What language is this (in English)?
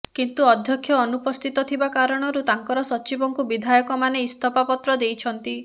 Odia